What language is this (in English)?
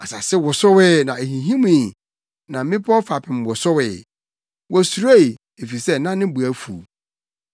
Akan